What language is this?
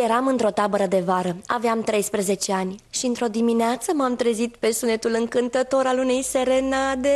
Romanian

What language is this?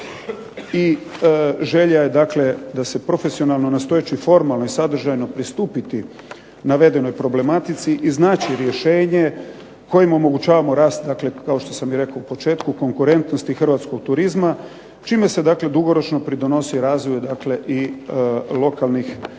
Croatian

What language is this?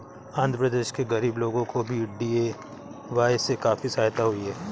Hindi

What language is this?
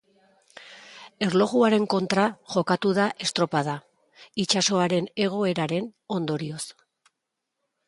Basque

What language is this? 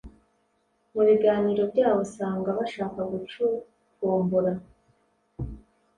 Kinyarwanda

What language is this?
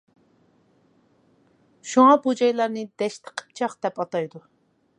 Uyghur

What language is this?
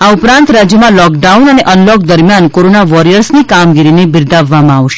Gujarati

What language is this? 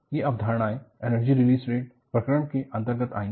Hindi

